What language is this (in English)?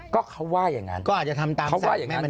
Thai